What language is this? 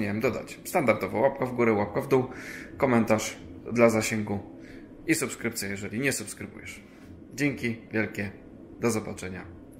Polish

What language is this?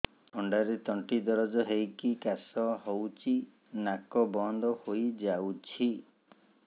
Odia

